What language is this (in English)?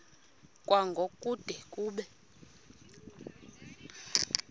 Xhosa